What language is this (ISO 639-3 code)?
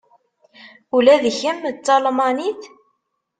kab